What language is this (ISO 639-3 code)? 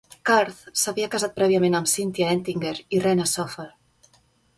cat